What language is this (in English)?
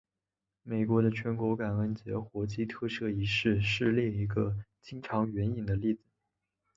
Chinese